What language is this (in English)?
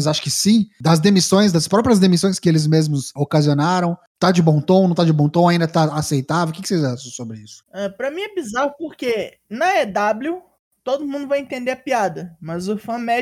Portuguese